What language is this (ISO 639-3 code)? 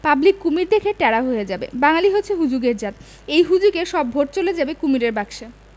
ben